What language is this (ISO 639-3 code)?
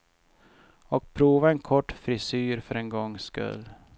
swe